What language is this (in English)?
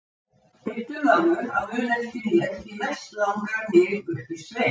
Icelandic